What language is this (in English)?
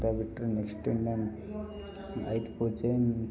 Kannada